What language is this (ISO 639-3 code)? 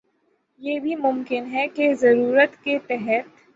urd